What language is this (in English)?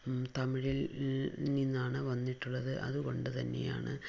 Malayalam